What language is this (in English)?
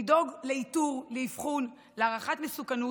Hebrew